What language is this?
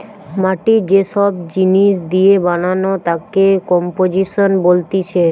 Bangla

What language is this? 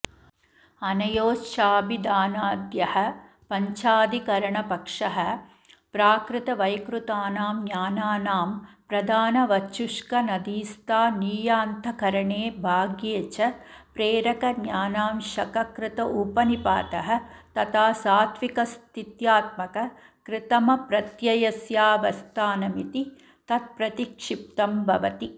Sanskrit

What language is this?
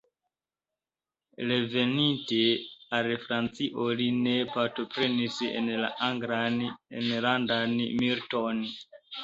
Esperanto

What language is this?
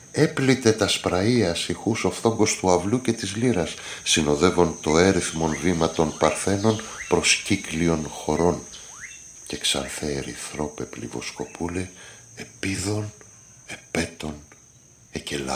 Greek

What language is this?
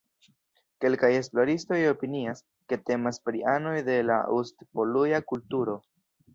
Esperanto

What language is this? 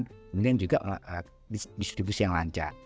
Indonesian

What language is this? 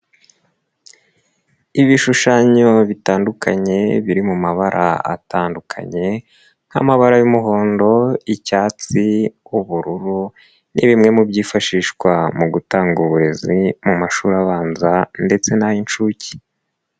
Kinyarwanda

